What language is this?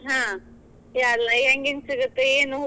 Kannada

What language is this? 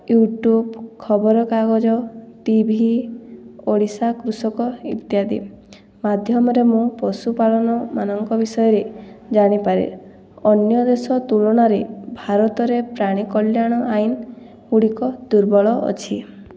Odia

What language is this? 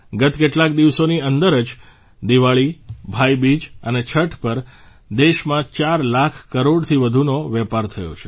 Gujarati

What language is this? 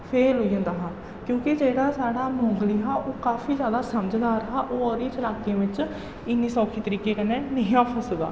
Dogri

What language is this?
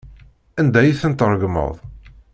Kabyle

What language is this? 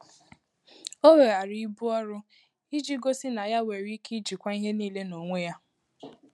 Igbo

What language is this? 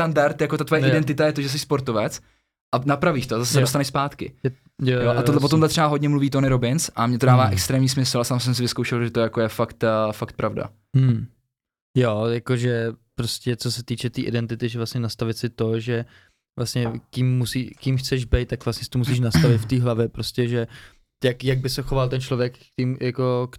Czech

